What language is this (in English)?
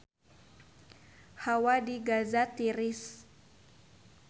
Sundanese